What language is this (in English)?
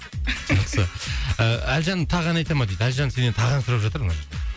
Kazakh